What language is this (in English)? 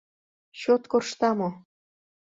Mari